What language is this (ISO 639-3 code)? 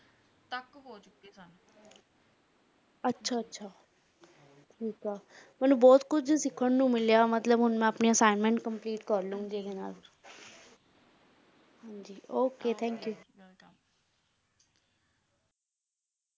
pan